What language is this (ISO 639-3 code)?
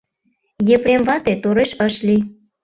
chm